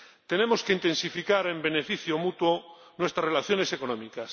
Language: Spanish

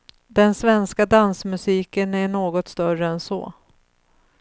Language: Swedish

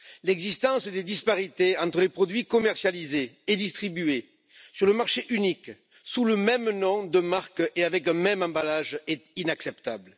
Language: French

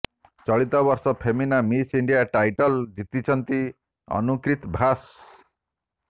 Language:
Odia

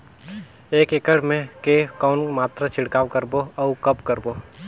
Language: Chhattisgarhi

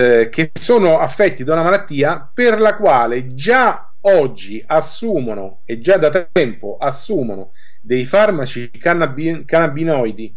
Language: Italian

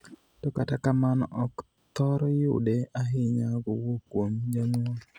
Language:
Luo (Kenya and Tanzania)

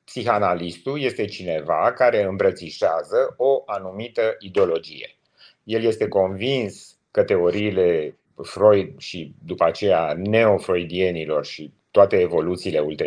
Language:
Romanian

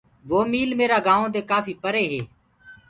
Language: Gurgula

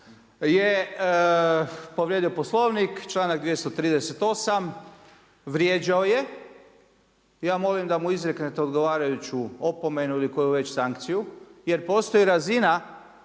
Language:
Croatian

